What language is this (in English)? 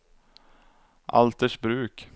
Swedish